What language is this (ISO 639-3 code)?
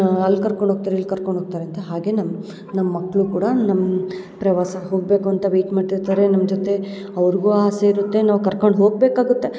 kan